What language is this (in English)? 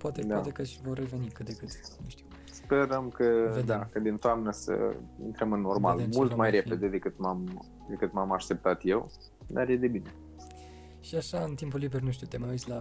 Romanian